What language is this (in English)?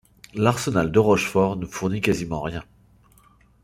French